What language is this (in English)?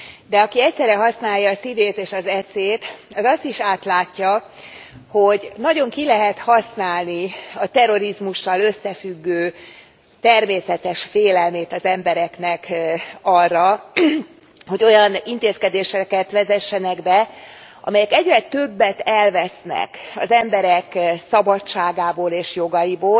Hungarian